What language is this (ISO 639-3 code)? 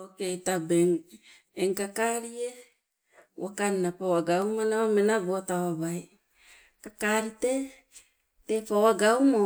nco